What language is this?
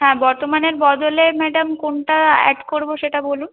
Bangla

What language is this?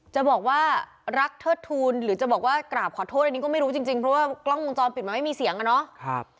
Thai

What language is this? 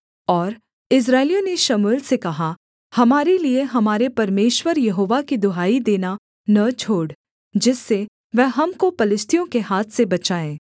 Hindi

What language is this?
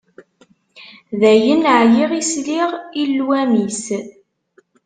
Kabyle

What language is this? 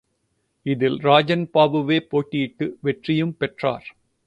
Tamil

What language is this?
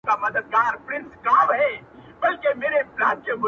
Pashto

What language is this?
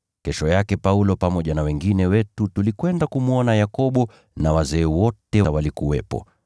Swahili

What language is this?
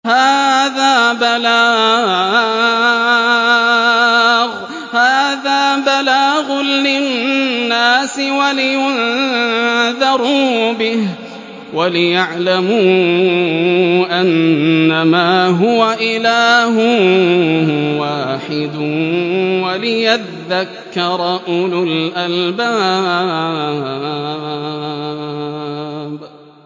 Arabic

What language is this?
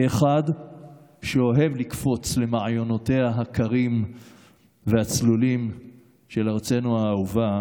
Hebrew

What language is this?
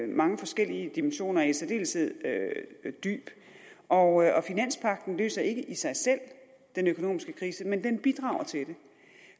Danish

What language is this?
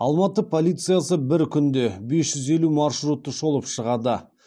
Kazakh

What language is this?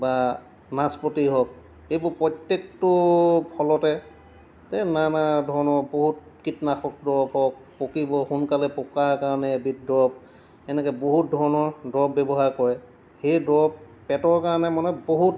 Assamese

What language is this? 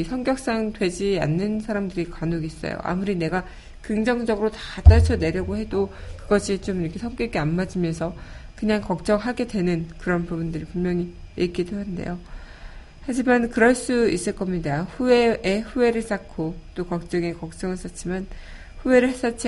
Korean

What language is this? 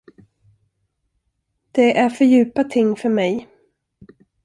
Swedish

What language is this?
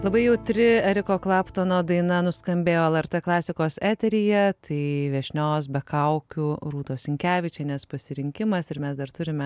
Lithuanian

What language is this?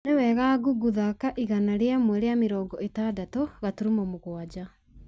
Kikuyu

